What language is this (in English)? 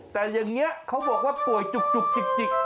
Thai